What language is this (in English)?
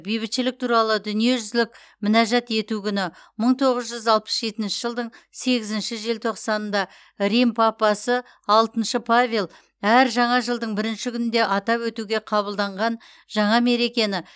Kazakh